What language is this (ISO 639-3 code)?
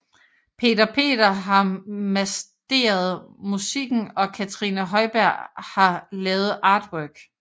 dan